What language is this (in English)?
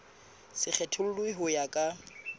Southern Sotho